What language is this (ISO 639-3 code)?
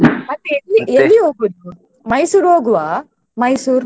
kan